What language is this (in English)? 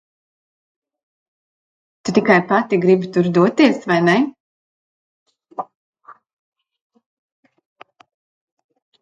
Latvian